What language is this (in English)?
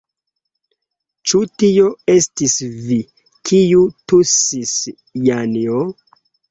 Esperanto